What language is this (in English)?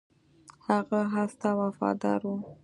Pashto